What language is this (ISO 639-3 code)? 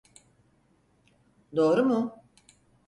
tur